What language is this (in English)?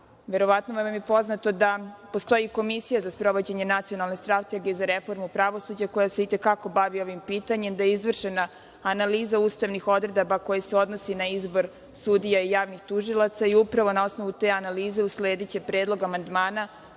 Serbian